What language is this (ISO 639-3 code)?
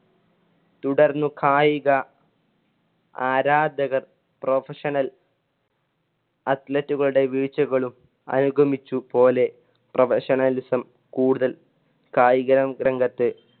mal